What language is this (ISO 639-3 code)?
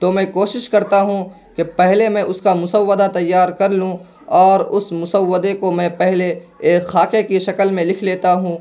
urd